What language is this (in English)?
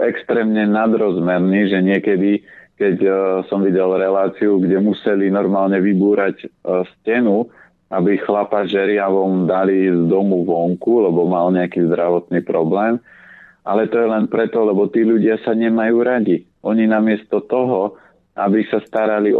Slovak